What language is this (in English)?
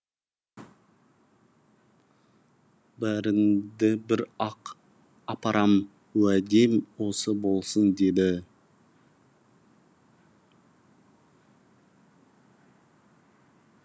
Kazakh